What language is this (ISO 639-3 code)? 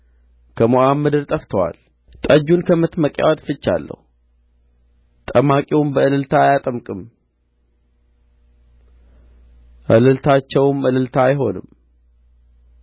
amh